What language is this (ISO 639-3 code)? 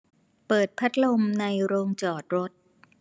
tha